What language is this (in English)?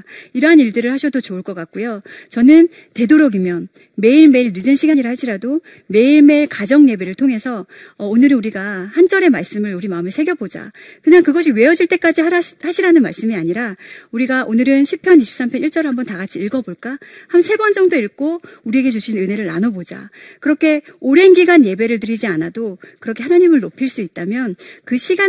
Korean